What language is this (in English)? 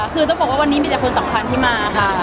Thai